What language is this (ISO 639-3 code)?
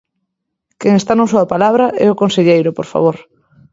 glg